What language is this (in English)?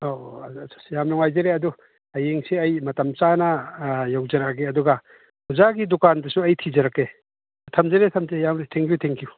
Manipuri